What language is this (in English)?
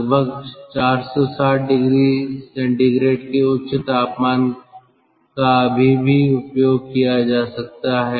Hindi